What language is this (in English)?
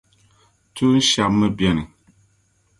Dagbani